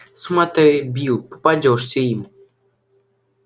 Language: Russian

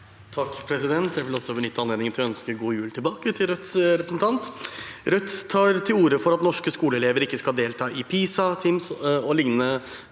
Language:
Norwegian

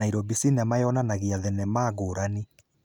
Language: Kikuyu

